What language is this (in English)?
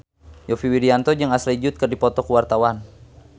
Sundanese